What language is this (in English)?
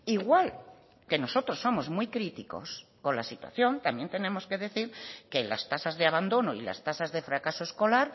Spanish